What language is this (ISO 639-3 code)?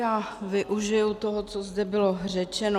ces